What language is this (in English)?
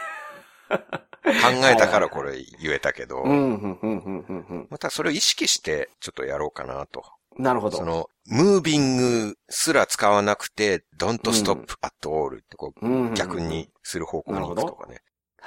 Japanese